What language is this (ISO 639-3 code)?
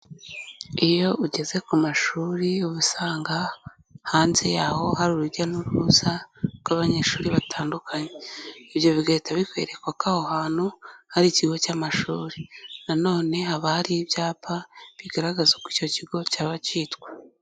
kin